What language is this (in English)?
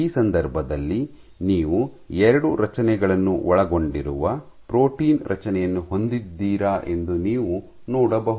Kannada